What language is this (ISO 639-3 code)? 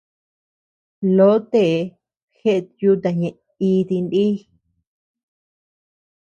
cux